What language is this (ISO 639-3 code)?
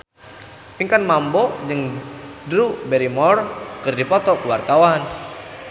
sun